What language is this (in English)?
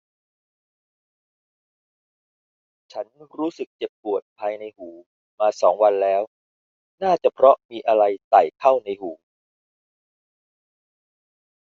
Thai